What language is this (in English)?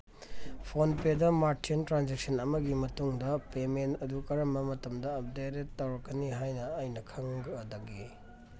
Manipuri